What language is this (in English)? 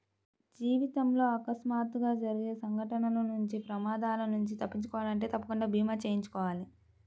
Telugu